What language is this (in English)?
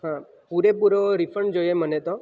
Gujarati